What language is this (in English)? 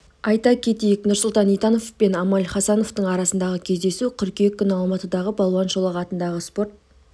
Kazakh